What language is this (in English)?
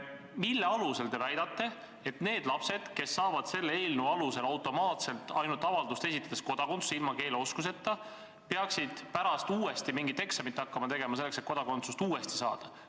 Estonian